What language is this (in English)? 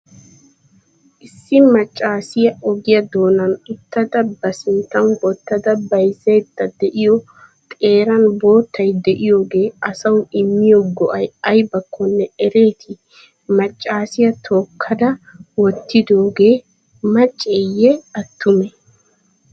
Wolaytta